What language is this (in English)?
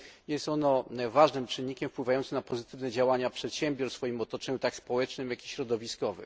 Polish